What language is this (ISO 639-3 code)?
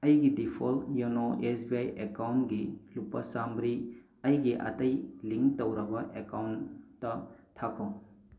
mni